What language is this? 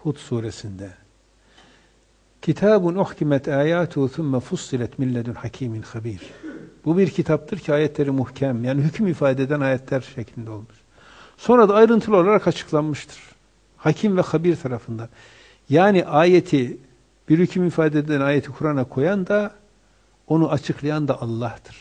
Turkish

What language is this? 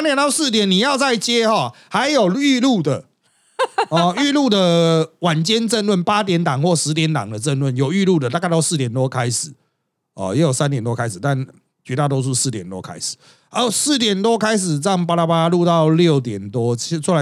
Chinese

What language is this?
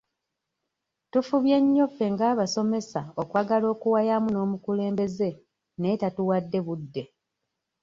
Ganda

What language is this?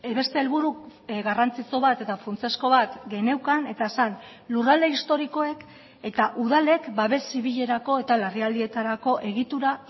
Basque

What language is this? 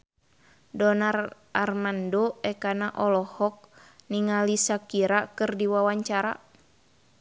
Sundanese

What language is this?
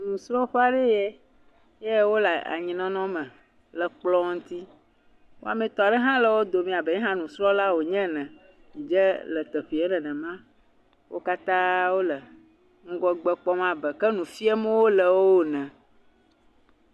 Ewe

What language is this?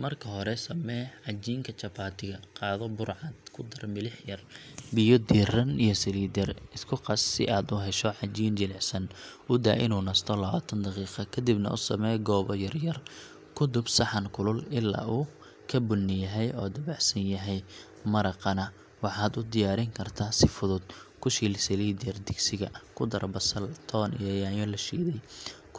Somali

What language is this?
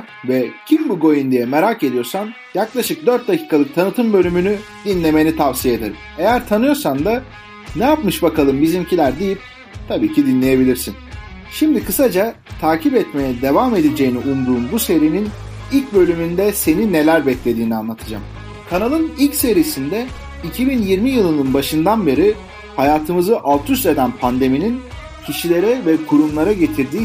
Turkish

